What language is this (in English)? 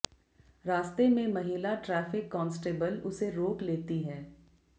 Hindi